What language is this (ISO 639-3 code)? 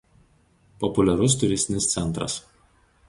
lit